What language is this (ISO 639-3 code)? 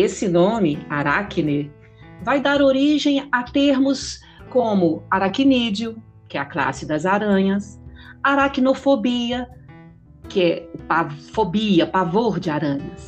por